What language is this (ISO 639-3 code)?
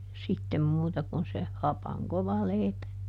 fin